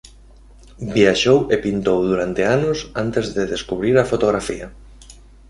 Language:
Galician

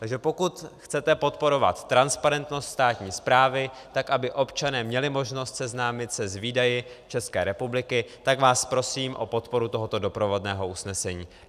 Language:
Czech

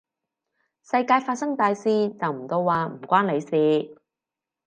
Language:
Cantonese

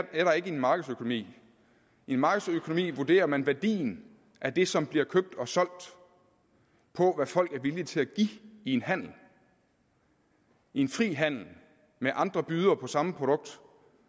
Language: Danish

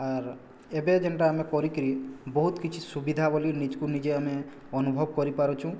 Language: Odia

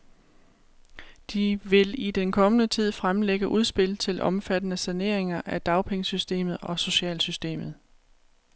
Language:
Danish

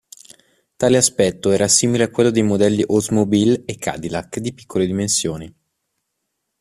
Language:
Italian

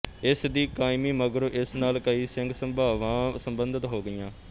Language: Punjabi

